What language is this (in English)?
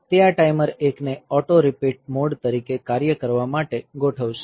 Gujarati